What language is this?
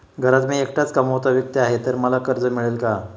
Marathi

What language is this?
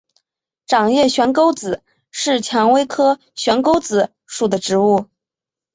Chinese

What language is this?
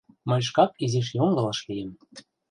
Mari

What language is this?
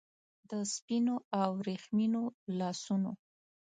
Pashto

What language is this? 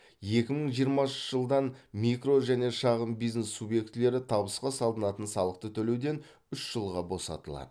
Kazakh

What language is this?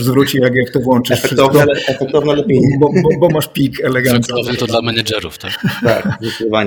Polish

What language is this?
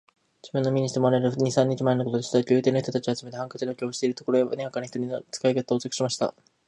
Japanese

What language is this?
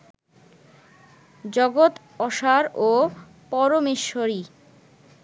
Bangla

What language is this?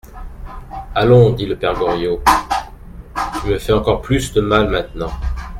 French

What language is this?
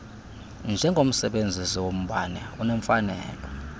Xhosa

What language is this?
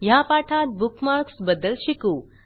Marathi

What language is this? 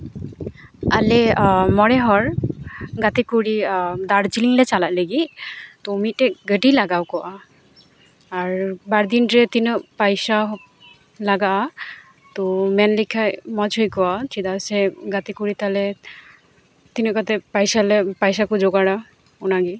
Santali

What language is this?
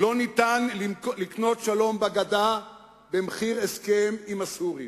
Hebrew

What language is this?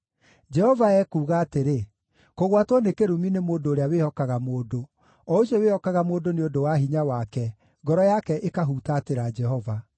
Kikuyu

